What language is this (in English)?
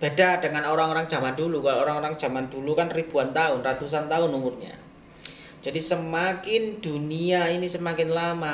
Indonesian